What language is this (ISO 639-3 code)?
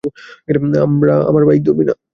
ben